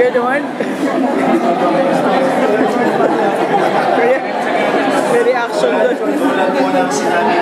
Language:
Filipino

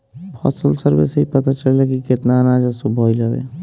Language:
Bhojpuri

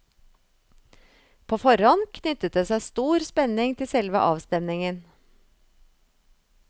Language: Norwegian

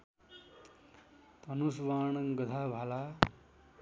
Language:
Nepali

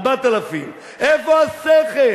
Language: Hebrew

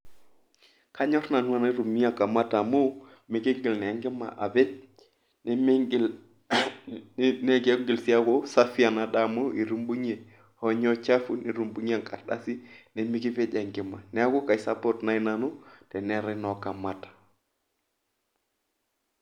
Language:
Masai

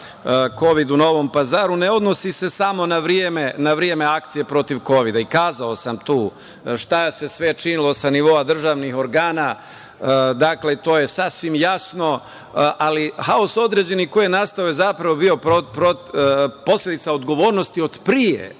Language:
Serbian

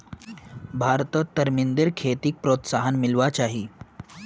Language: Magahi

